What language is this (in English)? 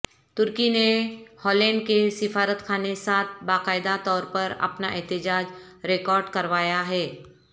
Urdu